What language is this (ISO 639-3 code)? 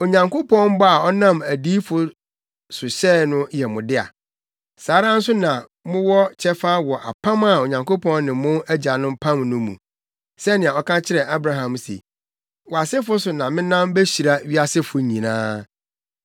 aka